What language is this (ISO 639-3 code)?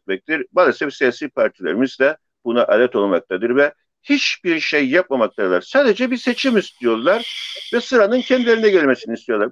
tur